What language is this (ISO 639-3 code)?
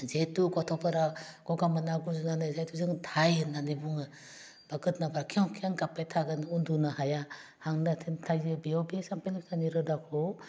brx